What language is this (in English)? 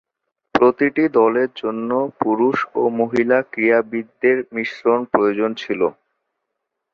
Bangla